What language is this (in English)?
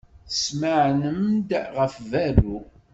Kabyle